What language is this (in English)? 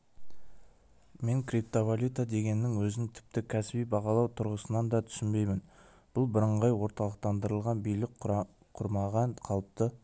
Kazakh